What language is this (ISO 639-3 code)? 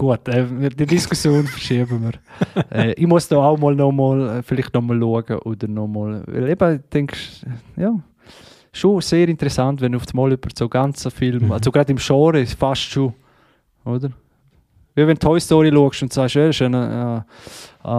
deu